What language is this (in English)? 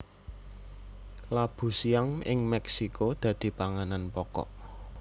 Javanese